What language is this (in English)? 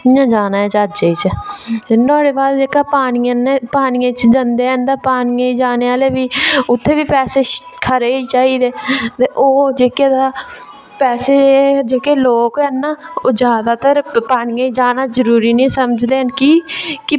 Dogri